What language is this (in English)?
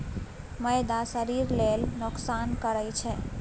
Maithili